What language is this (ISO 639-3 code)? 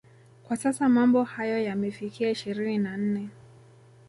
swa